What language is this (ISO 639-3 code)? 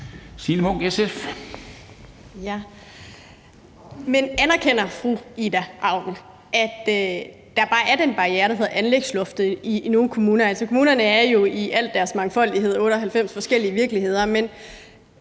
dan